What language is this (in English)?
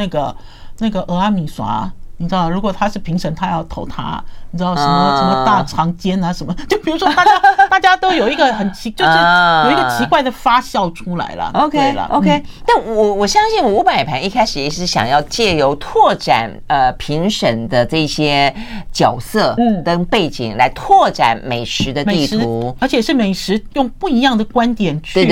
Chinese